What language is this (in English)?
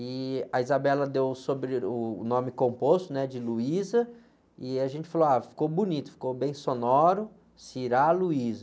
Portuguese